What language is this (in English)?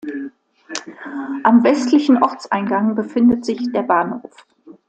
German